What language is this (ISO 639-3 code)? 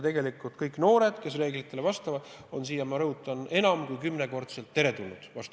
est